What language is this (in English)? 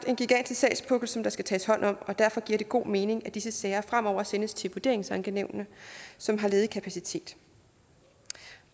Danish